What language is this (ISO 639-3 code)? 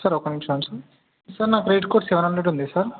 tel